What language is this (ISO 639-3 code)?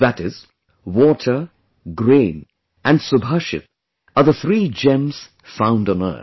eng